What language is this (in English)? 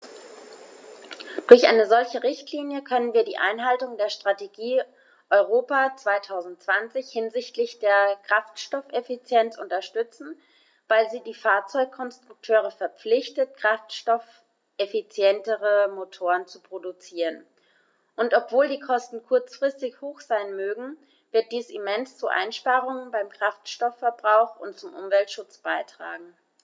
German